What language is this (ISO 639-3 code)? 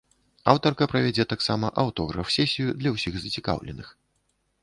bel